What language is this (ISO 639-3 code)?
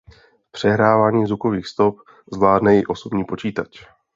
ces